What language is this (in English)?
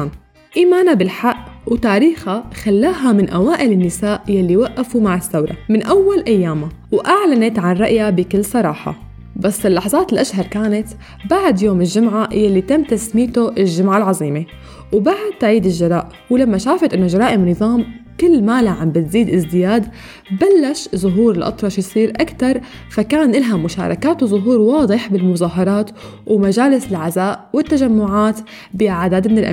Arabic